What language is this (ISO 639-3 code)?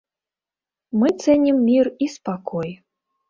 bel